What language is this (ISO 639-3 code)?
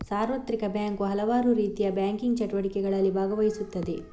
kan